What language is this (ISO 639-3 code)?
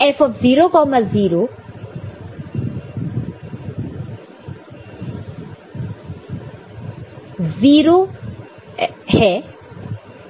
hin